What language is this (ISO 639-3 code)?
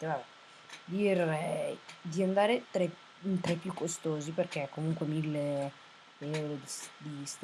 ita